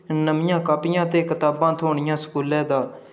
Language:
Dogri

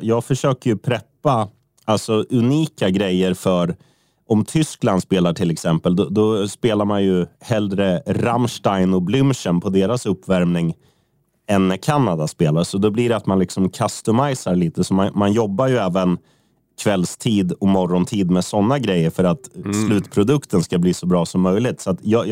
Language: Swedish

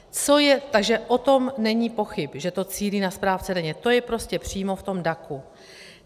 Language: Czech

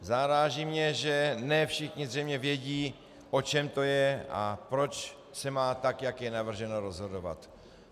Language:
Czech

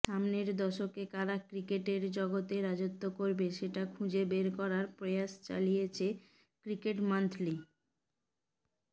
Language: Bangla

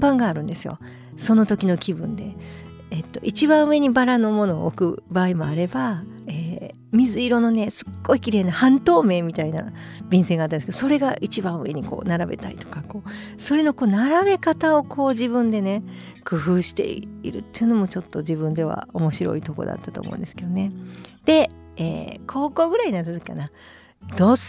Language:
Japanese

